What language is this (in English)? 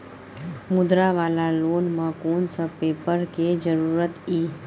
Maithili